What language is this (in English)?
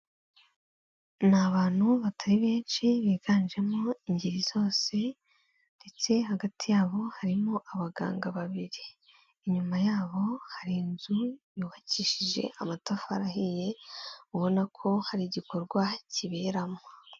Kinyarwanda